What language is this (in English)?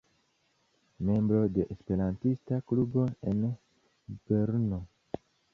Esperanto